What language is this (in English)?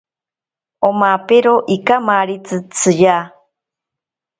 Ashéninka Perené